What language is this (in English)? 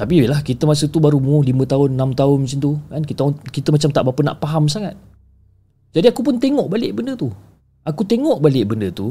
Malay